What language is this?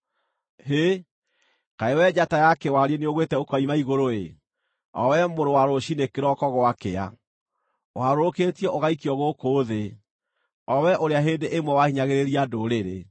Kikuyu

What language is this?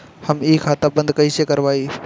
Bhojpuri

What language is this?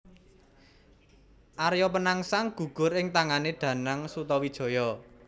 Javanese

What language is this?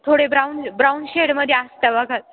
Marathi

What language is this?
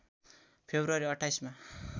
Nepali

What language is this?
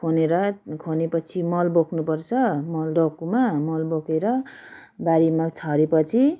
Nepali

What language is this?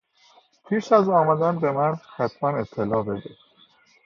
Persian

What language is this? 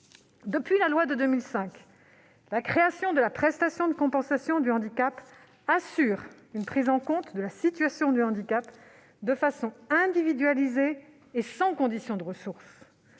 French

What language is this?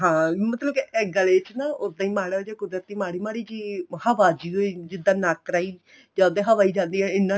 Punjabi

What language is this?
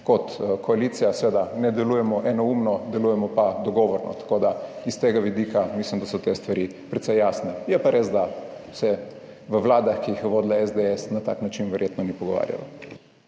Slovenian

